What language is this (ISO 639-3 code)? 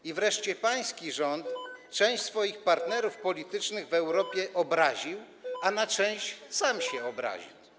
pol